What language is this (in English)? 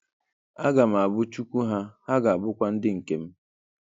Igbo